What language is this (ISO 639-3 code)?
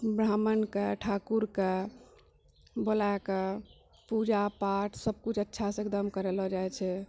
mai